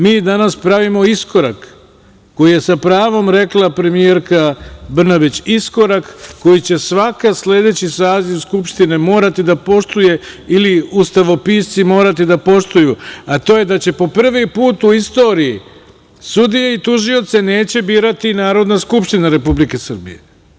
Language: Serbian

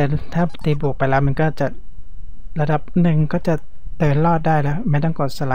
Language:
Thai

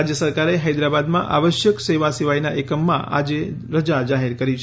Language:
Gujarati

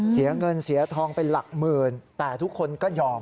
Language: Thai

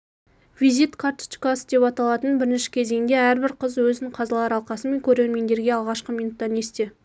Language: Kazakh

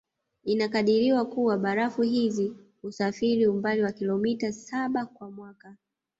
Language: Swahili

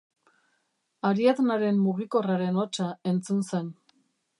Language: Basque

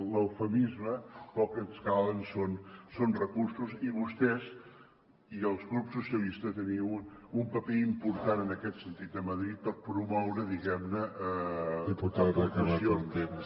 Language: Catalan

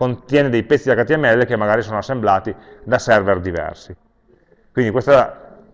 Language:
Italian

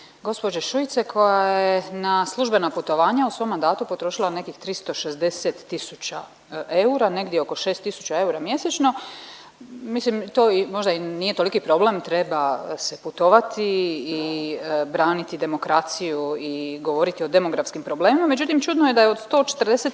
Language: Croatian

